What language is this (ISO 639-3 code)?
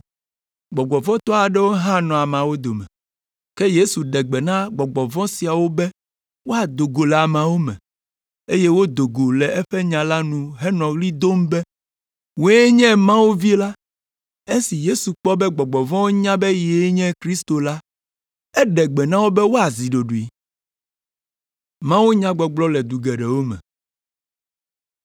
ewe